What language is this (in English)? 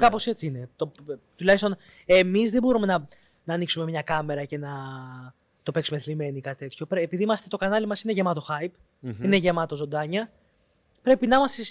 Greek